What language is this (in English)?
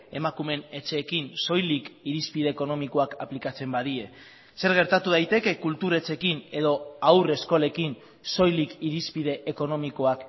Basque